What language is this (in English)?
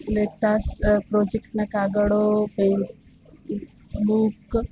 Gujarati